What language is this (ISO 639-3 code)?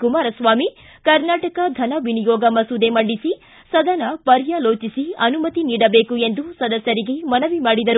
kan